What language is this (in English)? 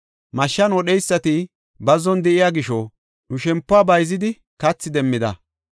Gofa